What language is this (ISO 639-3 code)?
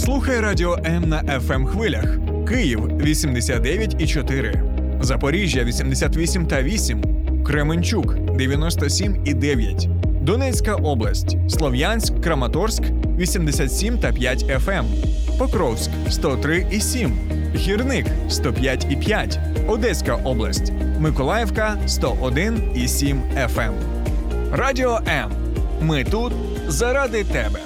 ukr